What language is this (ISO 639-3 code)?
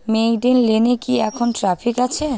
ben